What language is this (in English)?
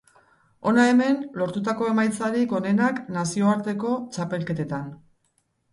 Basque